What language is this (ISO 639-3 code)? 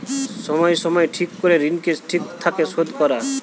ben